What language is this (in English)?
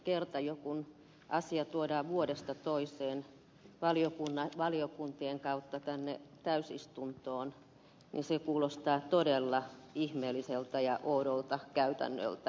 Finnish